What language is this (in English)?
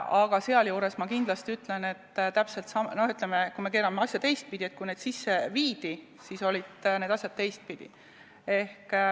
Estonian